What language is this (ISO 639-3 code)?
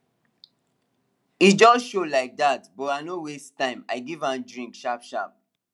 pcm